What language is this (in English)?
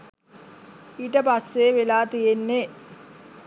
Sinhala